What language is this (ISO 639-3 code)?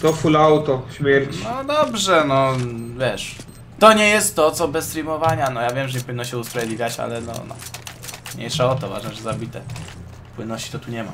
pol